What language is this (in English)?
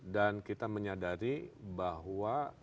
Indonesian